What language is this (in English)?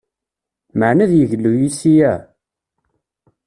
Kabyle